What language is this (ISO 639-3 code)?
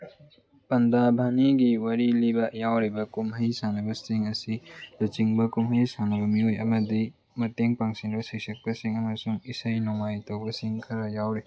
mni